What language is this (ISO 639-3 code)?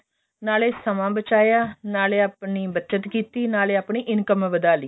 pan